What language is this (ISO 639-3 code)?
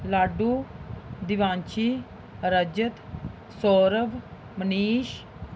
doi